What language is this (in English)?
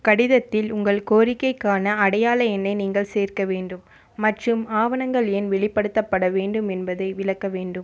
Tamil